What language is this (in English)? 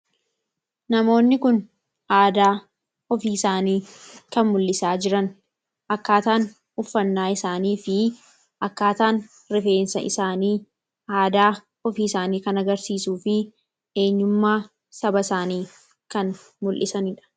Oromo